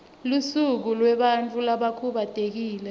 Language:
Swati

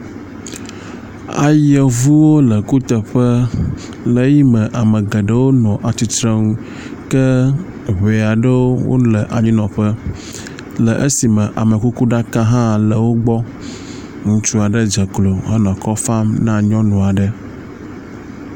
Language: Ewe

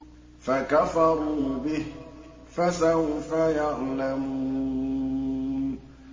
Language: Arabic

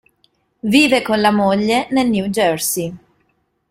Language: Italian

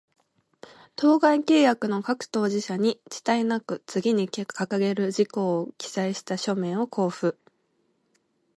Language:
Japanese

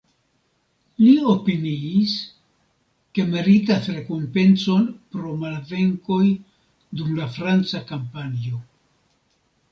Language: Esperanto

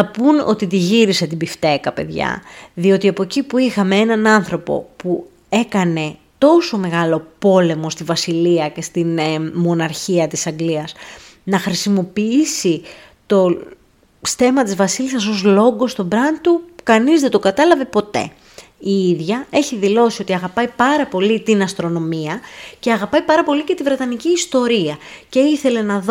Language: Greek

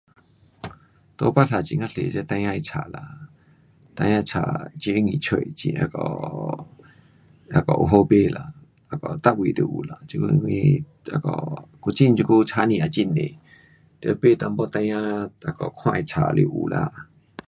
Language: Pu-Xian Chinese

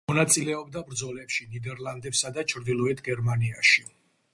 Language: Georgian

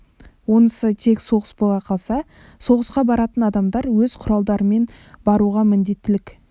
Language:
Kazakh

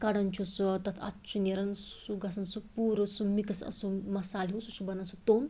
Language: Kashmiri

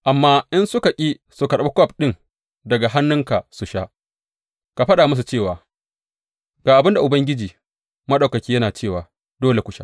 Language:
Hausa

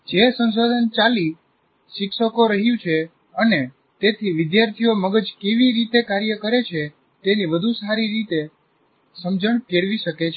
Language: Gujarati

